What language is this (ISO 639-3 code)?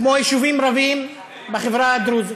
heb